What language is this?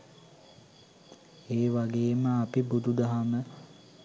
Sinhala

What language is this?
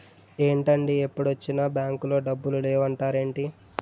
Telugu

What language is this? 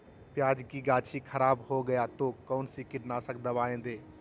Magahi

